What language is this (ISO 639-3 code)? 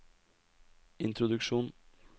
nor